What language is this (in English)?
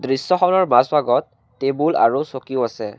Assamese